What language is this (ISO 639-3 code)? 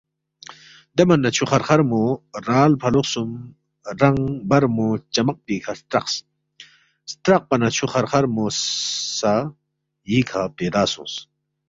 bft